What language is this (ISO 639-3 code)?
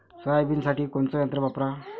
mar